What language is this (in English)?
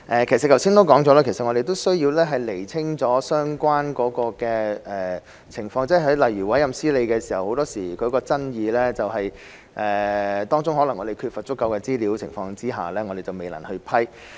Cantonese